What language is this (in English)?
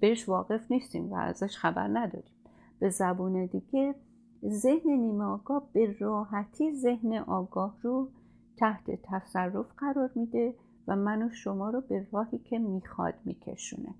Persian